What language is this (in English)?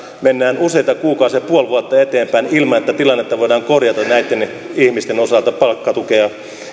Finnish